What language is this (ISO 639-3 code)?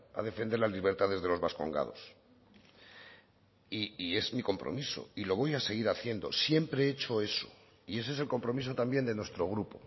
spa